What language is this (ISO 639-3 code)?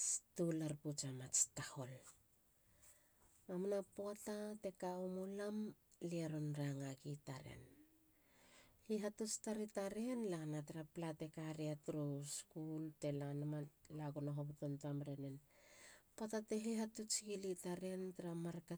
hla